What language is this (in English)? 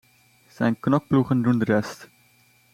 Dutch